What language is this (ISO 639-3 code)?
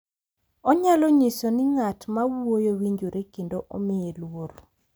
luo